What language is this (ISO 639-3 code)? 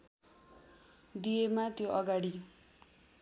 nep